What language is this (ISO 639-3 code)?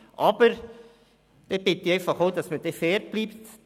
gsw